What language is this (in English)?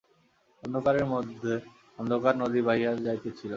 Bangla